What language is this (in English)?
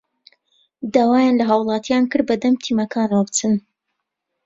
Central Kurdish